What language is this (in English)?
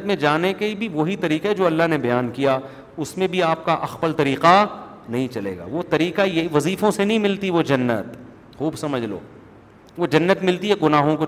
Urdu